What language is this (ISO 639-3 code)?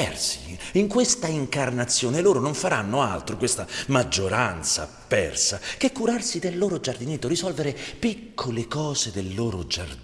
ita